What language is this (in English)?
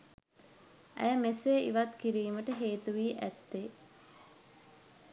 Sinhala